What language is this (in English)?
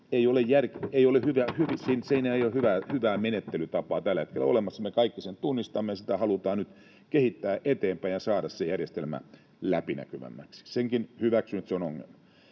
Finnish